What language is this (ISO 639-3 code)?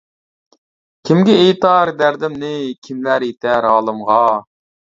uig